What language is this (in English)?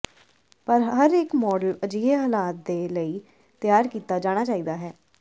Punjabi